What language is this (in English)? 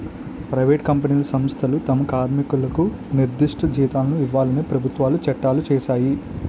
Telugu